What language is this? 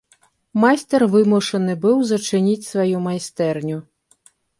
Belarusian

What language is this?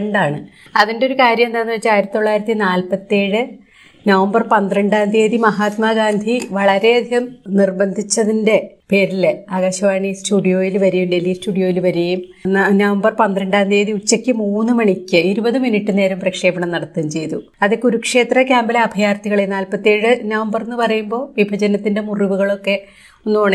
Malayalam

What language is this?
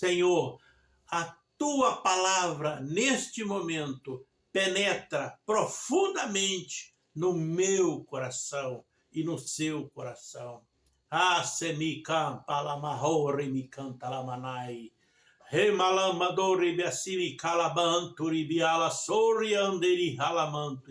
Portuguese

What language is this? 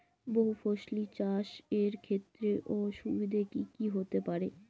Bangla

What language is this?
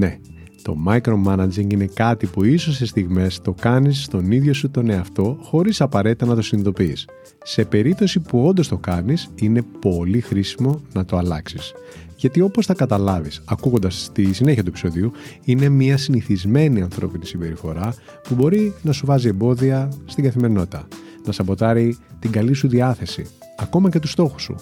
Greek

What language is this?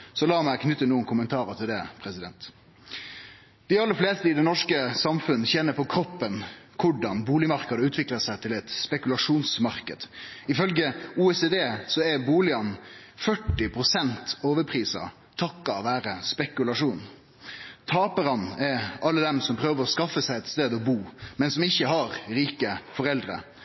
Norwegian Nynorsk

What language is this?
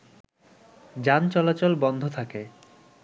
Bangla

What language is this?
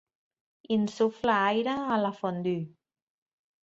Catalan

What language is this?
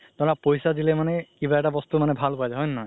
Assamese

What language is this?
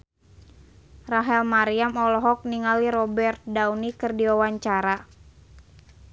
Sundanese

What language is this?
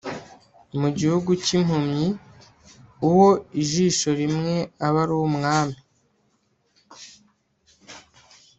Kinyarwanda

